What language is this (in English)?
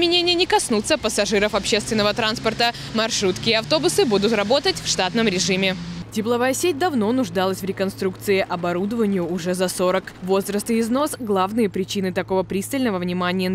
Russian